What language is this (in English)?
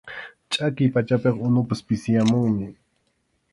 Arequipa-La Unión Quechua